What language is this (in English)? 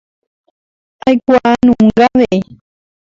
Guarani